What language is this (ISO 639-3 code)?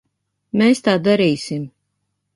lav